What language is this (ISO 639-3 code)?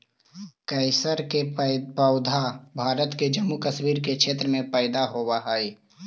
mag